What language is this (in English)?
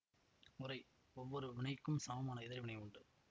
Tamil